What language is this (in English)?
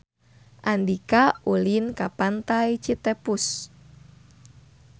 Sundanese